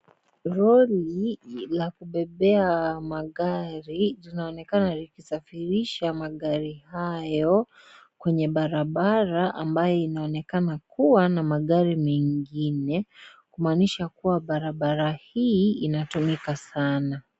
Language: Swahili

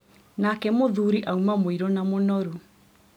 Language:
Kikuyu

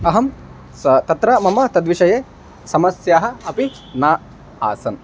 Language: Sanskrit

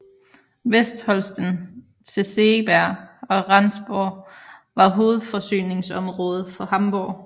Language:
Danish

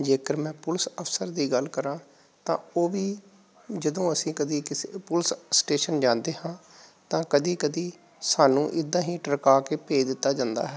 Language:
Punjabi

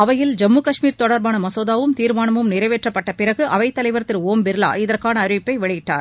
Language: Tamil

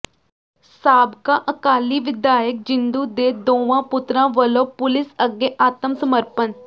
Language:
Punjabi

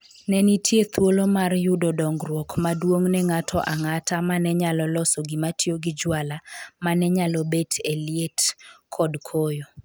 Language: Luo (Kenya and Tanzania)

